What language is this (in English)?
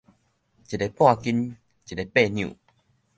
Min Nan Chinese